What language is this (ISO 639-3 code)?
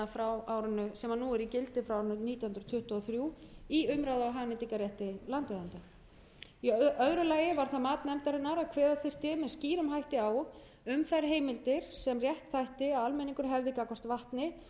isl